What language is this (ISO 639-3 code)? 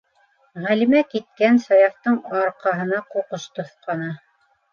bak